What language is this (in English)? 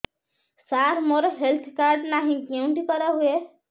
Odia